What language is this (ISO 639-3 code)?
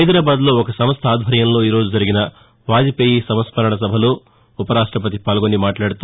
tel